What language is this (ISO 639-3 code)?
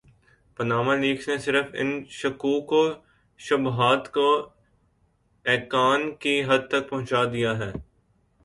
urd